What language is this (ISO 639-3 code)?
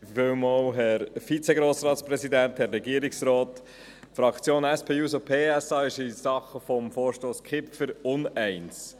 gsw